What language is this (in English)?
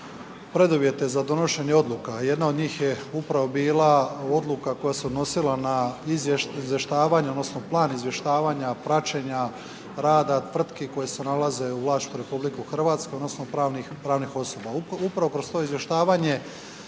Croatian